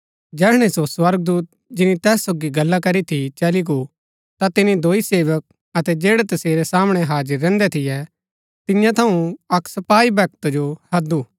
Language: Gaddi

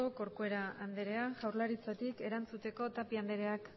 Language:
Basque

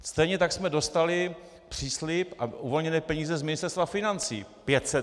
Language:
Czech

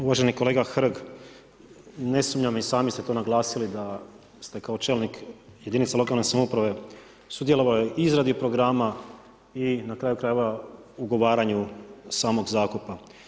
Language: Croatian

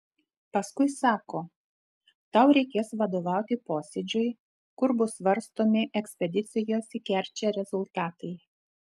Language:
Lithuanian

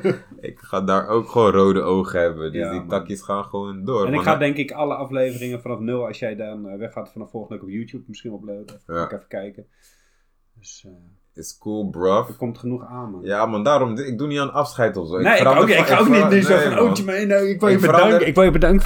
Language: Dutch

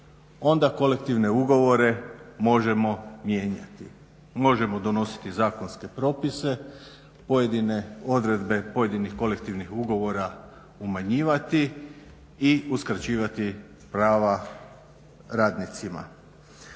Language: Croatian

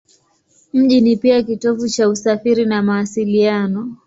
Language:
Swahili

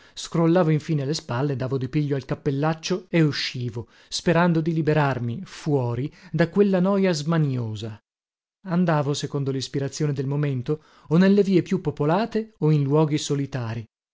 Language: Italian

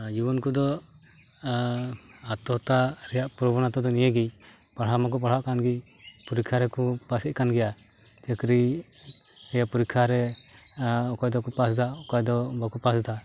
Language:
Santali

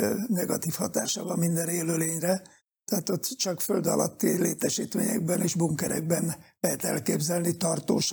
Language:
Hungarian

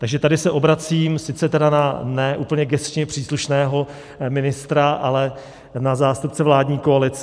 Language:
Czech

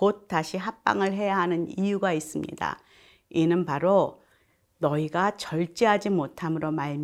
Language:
Korean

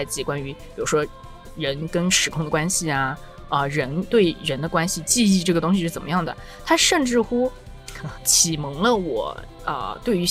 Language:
Chinese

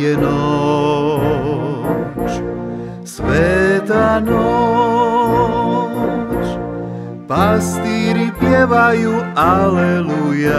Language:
Romanian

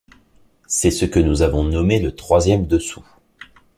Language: French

